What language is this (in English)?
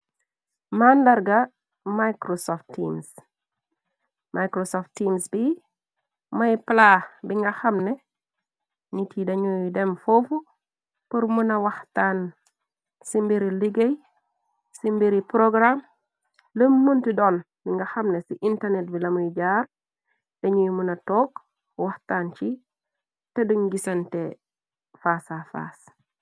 Wolof